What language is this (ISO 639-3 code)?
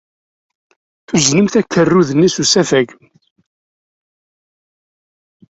kab